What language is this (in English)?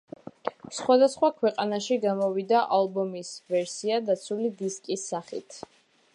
Georgian